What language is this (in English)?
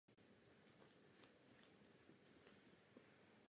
Czech